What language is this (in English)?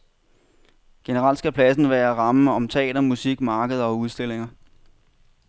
Danish